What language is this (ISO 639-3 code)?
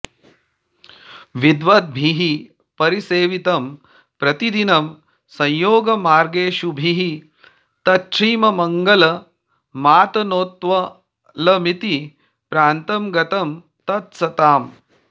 san